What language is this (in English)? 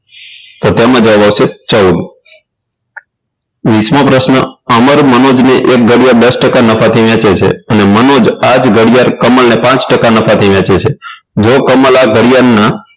Gujarati